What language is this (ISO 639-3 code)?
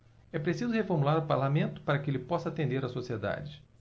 por